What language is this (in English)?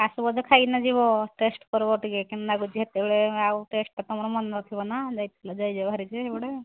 Odia